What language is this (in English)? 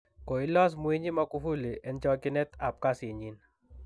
Kalenjin